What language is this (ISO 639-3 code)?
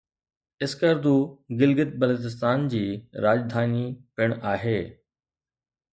snd